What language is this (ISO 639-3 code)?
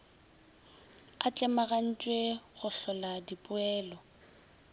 nso